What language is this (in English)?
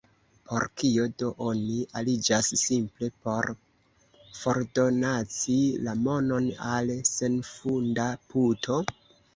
Esperanto